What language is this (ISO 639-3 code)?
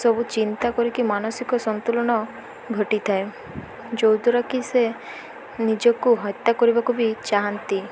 ori